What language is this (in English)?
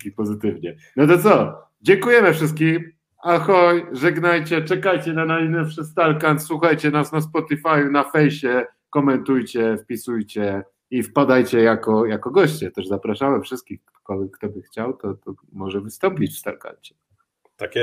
Polish